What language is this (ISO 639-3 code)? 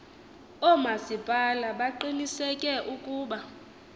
xho